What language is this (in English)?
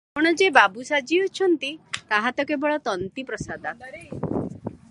Odia